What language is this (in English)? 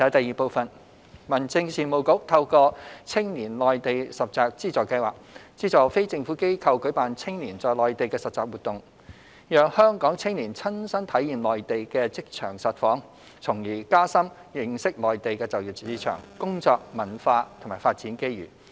Cantonese